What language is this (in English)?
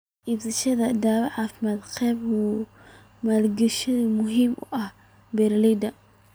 Somali